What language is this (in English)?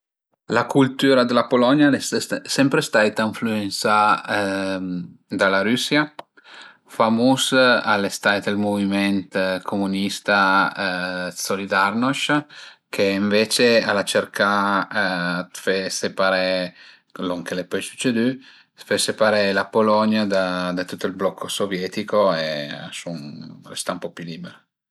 Piedmontese